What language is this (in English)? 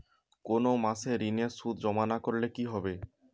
Bangla